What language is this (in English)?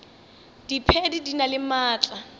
Northern Sotho